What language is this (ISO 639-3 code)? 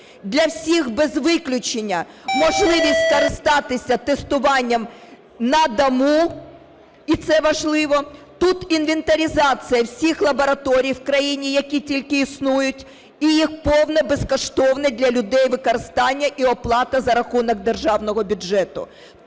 ukr